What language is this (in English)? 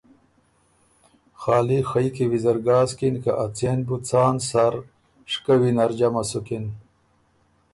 Ormuri